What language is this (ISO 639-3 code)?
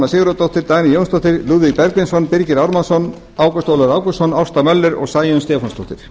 isl